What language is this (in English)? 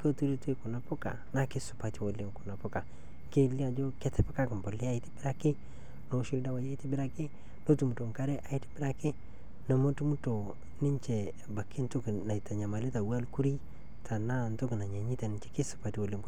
Masai